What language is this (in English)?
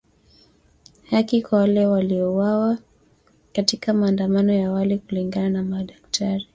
Swahili